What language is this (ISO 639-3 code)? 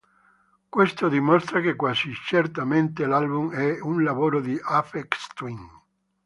ita